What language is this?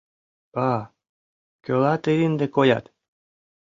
Mari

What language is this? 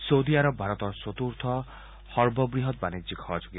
Assamese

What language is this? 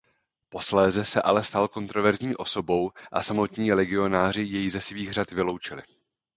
Czech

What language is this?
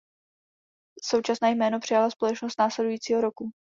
Czech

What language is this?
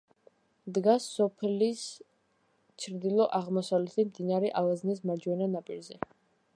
Georgian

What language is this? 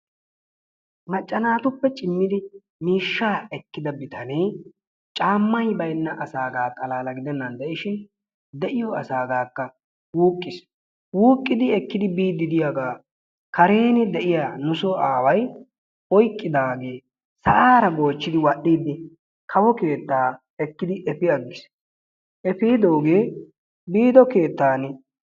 Wolaytta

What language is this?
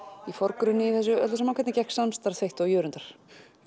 Icelandic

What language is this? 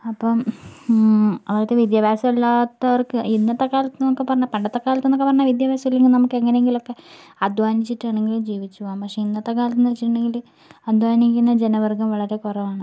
Malayalam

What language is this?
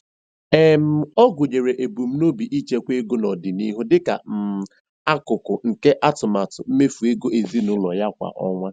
Igbo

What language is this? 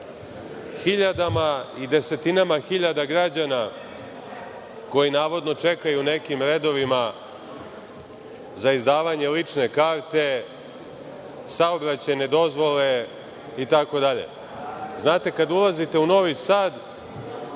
Serbian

